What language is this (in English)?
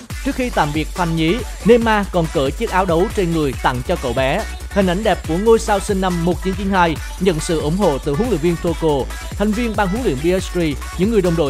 Vietnamese